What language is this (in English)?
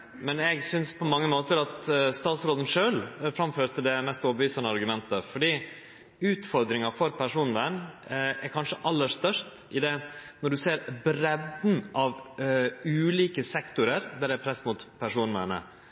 Norwegian Nynorsk